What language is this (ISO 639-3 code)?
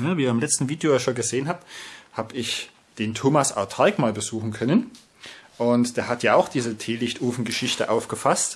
deu